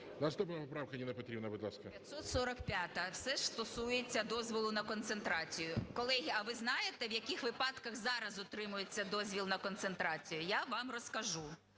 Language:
Ukrainian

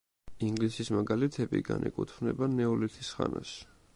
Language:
Georgian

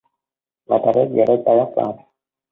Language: Vietnamese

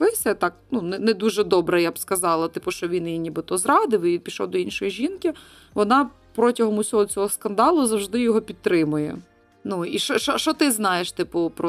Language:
Ukrainian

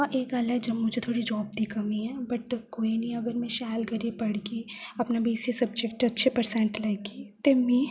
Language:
Dogri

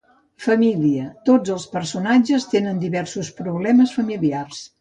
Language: Catalan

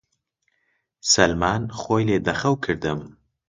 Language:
Central Kurdish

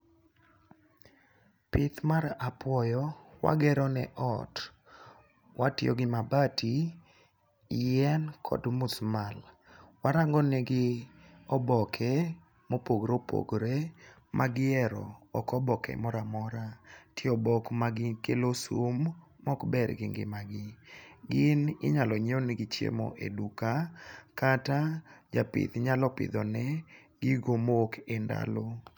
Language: Luo (Kenya and Tanzania)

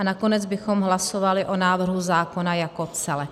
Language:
Czech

